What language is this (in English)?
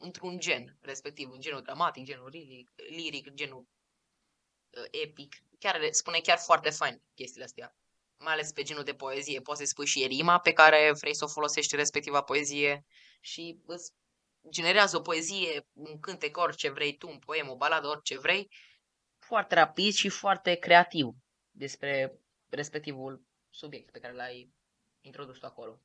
Romanian